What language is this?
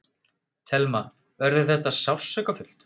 Icelandic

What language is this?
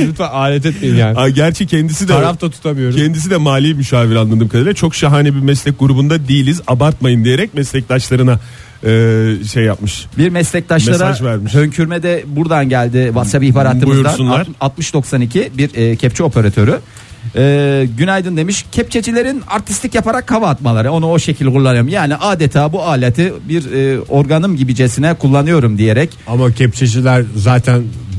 Turkish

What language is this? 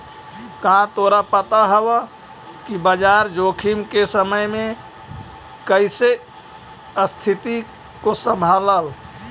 Magahi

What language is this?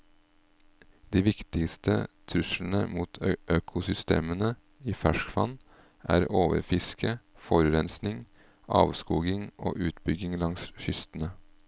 Norwegian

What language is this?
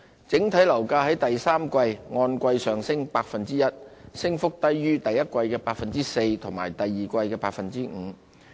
Cantonese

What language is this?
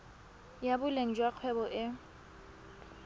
Tswana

